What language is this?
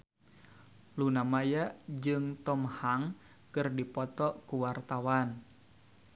Sundanese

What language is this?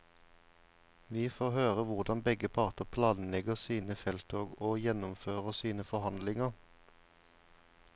Norwegian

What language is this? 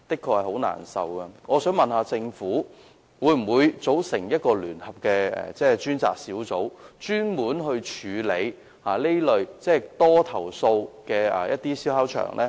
Cantonese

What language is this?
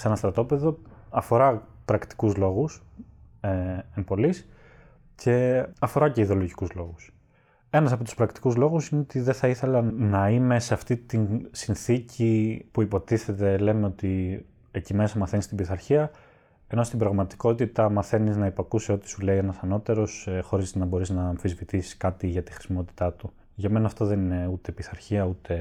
Greek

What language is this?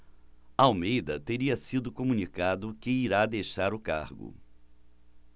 Portuguese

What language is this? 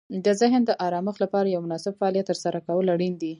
Pashto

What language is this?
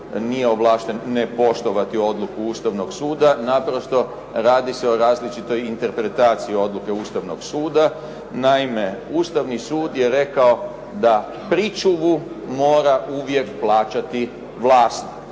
Croatian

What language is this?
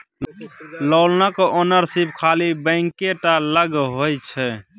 Maithili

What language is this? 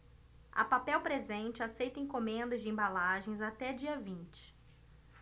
Portuguese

